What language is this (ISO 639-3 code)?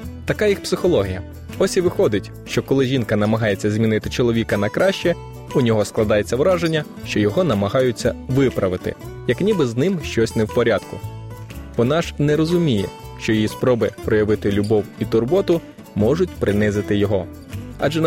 ukr